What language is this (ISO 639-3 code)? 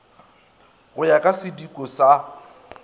nso